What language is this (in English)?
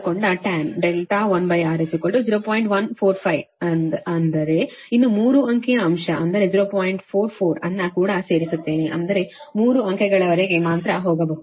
Kannada